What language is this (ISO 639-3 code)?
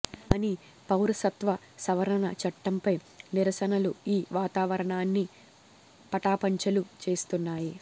tel